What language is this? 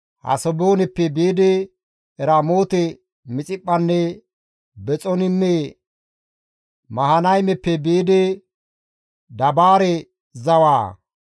Gamo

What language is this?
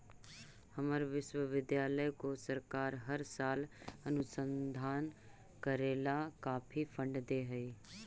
Magahi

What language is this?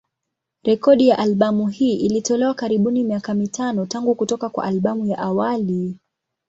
Swahili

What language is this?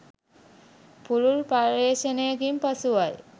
Sinhala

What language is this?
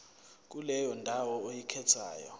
Zulu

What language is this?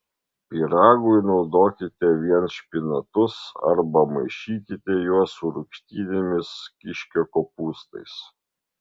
Lithuanian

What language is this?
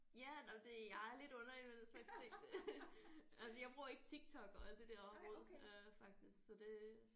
Danish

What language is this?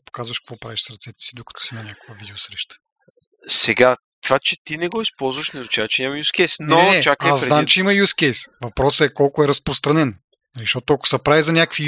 Bulgarian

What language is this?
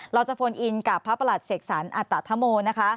Thai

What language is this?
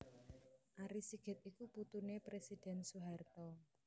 Javanese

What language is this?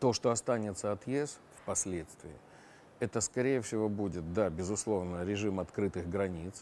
Russian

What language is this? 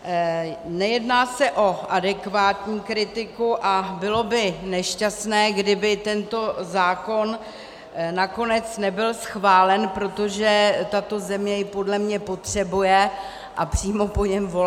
Czech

